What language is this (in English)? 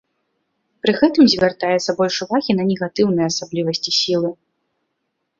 Belarusian